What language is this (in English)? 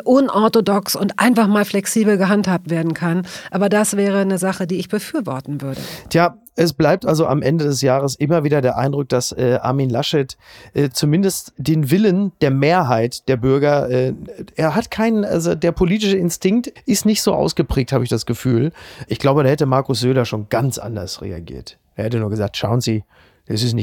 German